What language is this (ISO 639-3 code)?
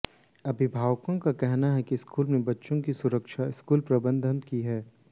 hin